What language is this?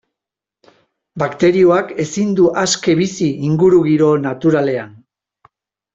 Basque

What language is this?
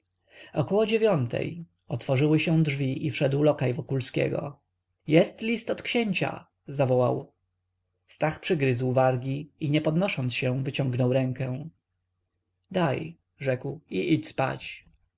Polish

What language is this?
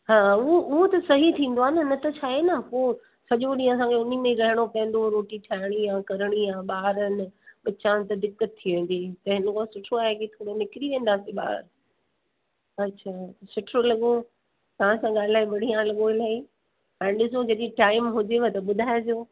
Sindhi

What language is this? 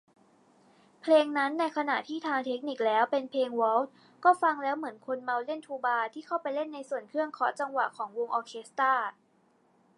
Thai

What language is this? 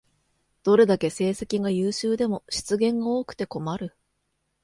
Japanese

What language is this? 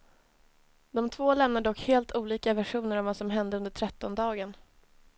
Swedish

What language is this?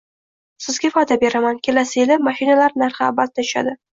Uzbek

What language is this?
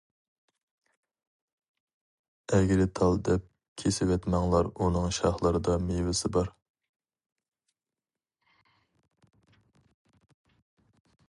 Uyghur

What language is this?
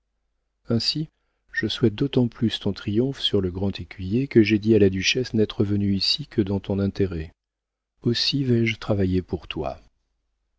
French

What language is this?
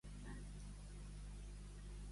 Catalan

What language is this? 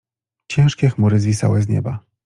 Polish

